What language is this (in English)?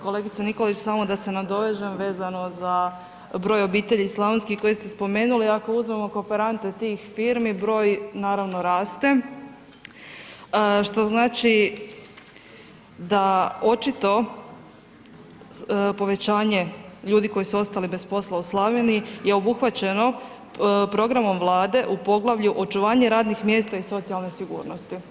Croatian